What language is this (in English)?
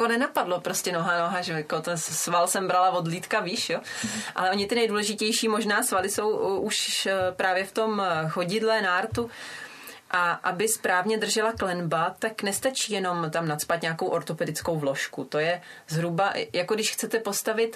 Czech